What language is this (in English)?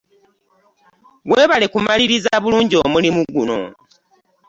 Ganda